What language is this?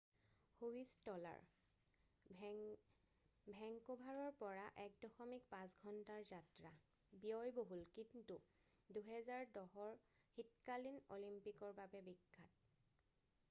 Assamese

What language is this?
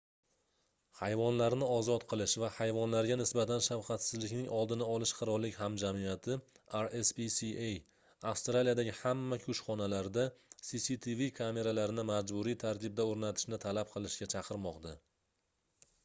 Uzbek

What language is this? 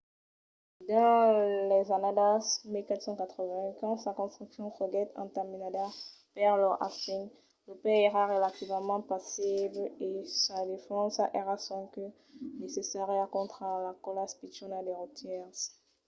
Occitan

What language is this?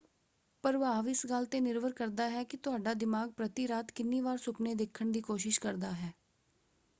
Punjabi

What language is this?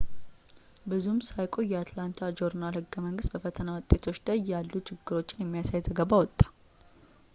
Amharic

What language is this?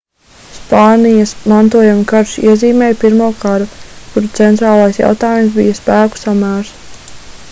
Latvian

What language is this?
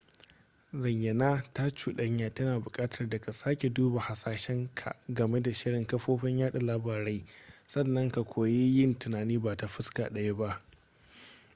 Hausa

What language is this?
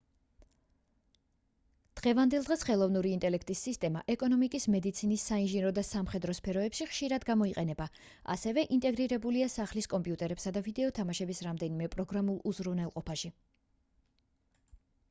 Georgian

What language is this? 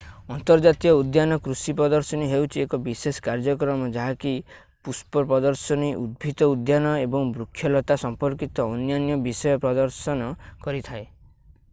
Odia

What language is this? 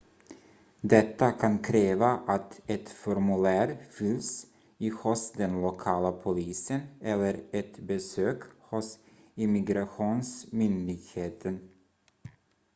Swedish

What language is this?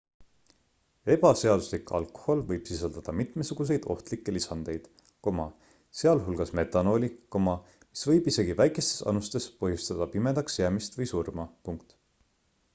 Estonian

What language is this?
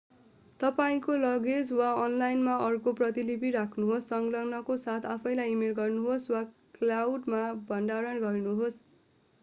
Nepali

